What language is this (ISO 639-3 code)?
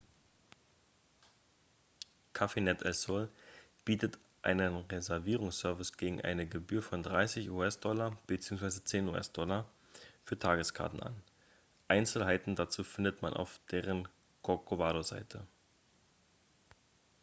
deu